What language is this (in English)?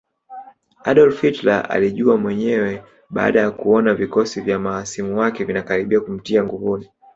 Swahili